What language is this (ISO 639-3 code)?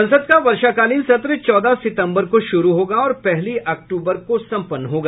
hin